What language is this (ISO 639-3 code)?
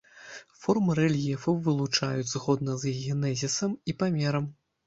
bel